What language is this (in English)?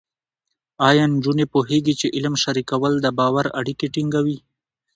Pashto